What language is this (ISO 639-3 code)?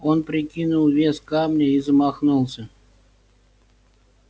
rus